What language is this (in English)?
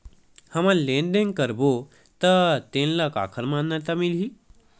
Chhattisgarhi